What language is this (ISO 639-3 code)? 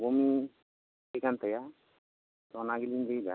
sat